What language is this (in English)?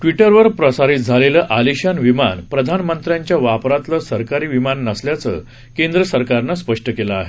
Marathi